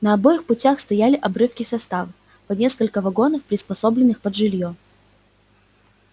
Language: Russian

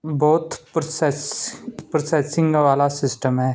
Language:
Punjabi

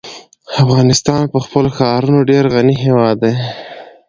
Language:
Pashto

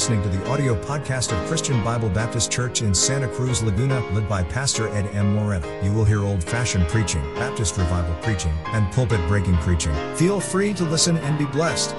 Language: Filipino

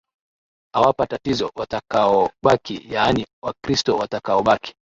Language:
Swahili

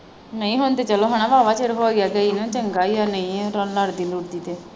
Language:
Punjabi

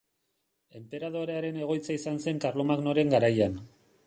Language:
Basque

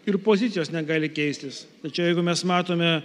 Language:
Lithuanian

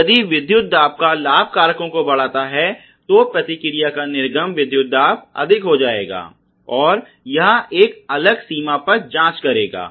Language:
Hindi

